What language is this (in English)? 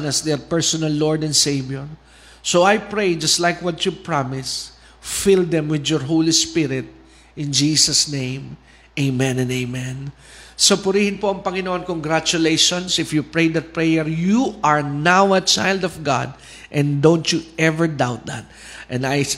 Filipino